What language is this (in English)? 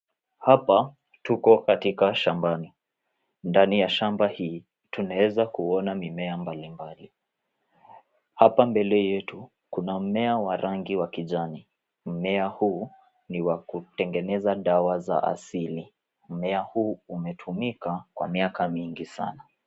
Swahili